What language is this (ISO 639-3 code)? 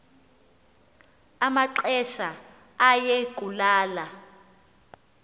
xho